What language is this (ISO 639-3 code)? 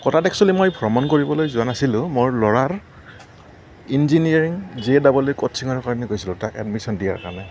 asm